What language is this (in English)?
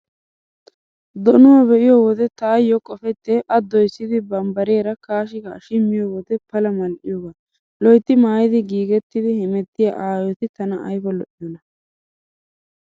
Wolaytta